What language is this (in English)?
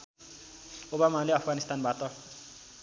Nepali